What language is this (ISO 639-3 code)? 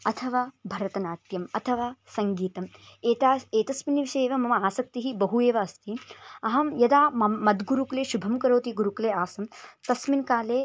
san